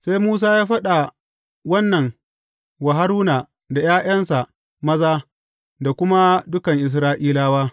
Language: Hausa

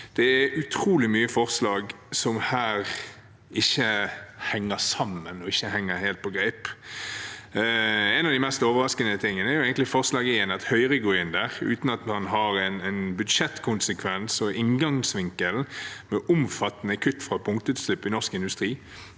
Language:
Norwegian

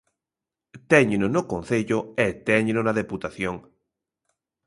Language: Galician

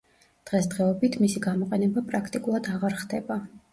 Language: Georgian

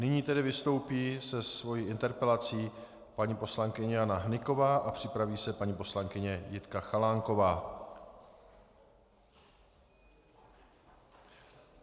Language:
Czech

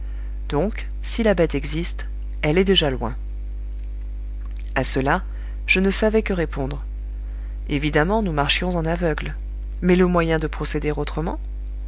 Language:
French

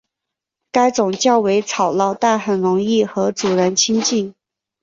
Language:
Chinese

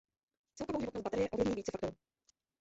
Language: Czech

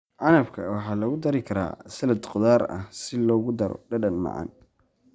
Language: Somali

